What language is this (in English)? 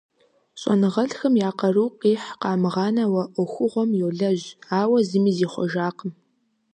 Kabardian